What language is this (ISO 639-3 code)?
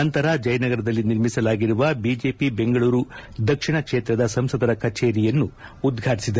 kan